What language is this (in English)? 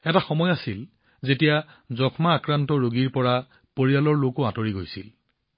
Assamese